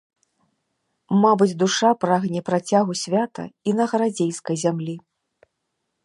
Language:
Belarusian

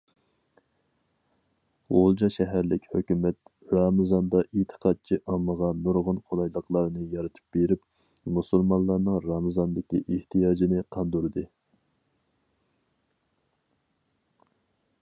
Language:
Uyghur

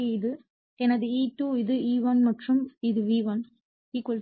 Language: Tamil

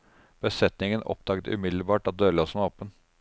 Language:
Norwegian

